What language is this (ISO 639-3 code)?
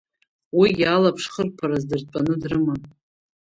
abk